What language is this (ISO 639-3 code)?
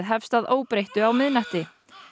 isl